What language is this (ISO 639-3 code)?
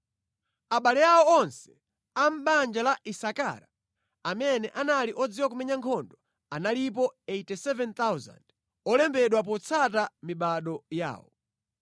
nya